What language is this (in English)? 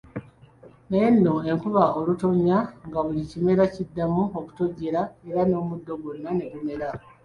Ganda